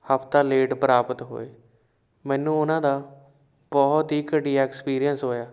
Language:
Punjabi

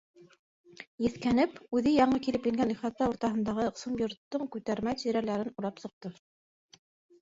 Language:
Bashkir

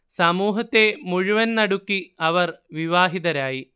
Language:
Malayalam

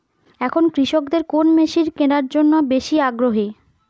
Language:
Bangla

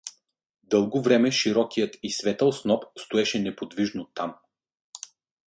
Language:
Bulgarian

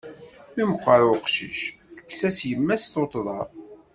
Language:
Kabyle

